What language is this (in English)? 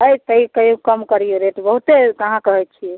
Maithili